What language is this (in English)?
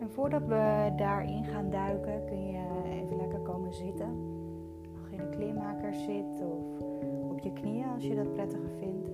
Dutch